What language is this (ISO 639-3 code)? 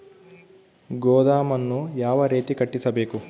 kan